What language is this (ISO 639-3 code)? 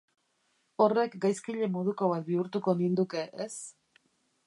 eus